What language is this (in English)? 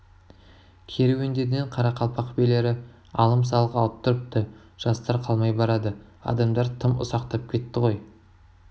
Kazakh